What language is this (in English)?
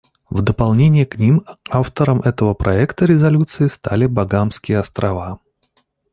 Russian